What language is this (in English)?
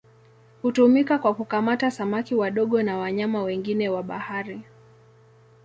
Swahili